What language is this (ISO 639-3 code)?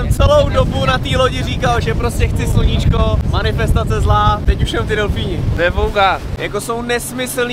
ces